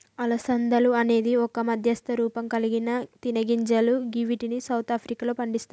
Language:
Telugu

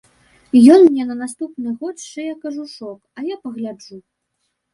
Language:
Belarusian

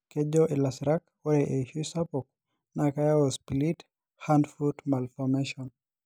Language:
Masai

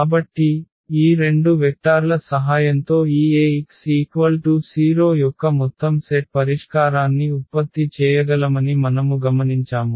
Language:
Telugu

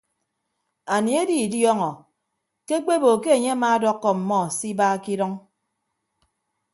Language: Ibibio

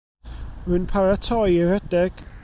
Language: Welsh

